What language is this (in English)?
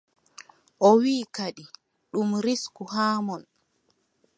Adamawa Fulfulde